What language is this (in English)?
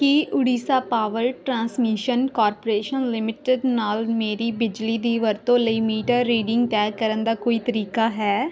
Punjabi